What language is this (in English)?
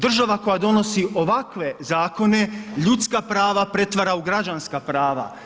Croatian